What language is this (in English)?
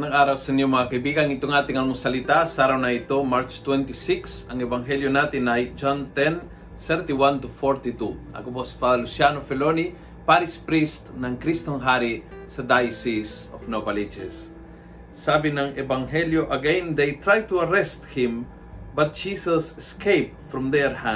Filipino